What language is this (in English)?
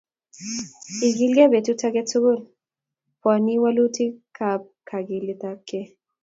Kalenjin